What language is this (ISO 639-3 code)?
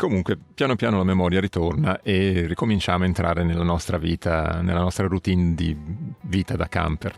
ita